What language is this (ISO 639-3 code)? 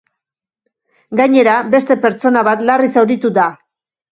eus